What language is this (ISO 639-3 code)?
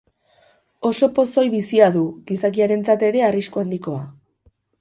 eus